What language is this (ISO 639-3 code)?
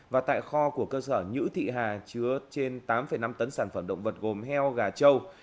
vie